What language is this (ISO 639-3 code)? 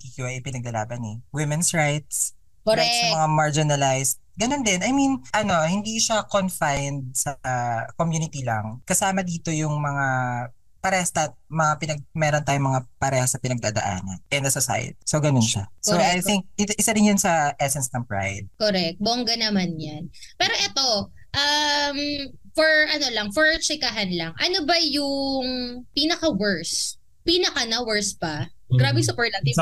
fil